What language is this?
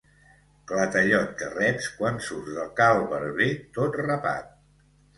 Catalan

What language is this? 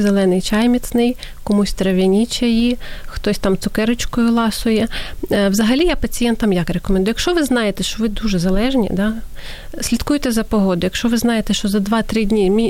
Ukrainian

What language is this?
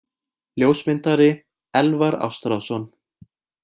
Icelandic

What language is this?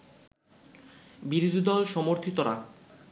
Bangla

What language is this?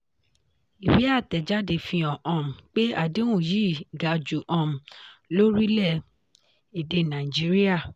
Yoruba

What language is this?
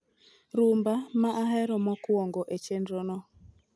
Luo (Kenya and Tanzania)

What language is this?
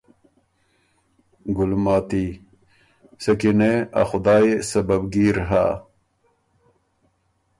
Ormuri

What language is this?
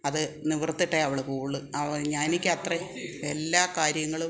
Malayalam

